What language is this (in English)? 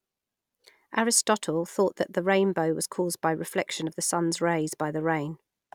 English